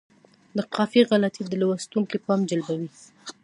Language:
Pashto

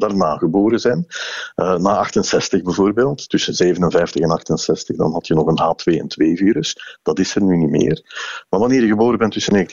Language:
Dutch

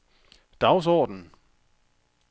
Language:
Danish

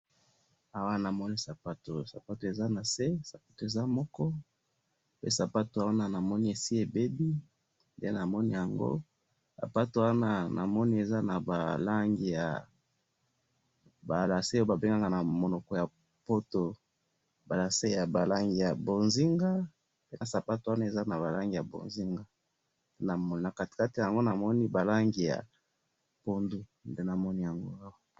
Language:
Lingala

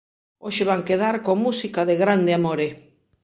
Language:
Galician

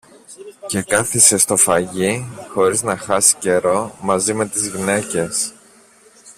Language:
Greek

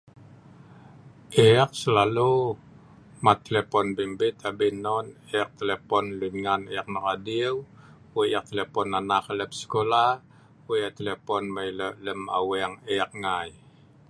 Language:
Sa'ban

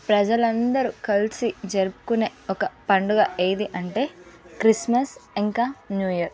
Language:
Telugu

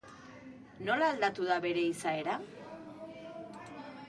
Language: Basque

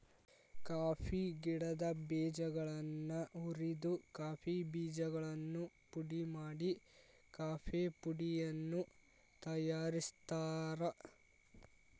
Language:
Kannada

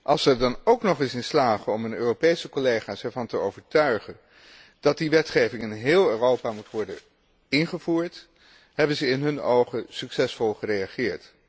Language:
Dutch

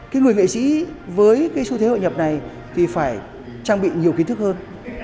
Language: Vietnamese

